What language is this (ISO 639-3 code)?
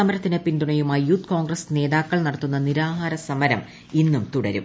mal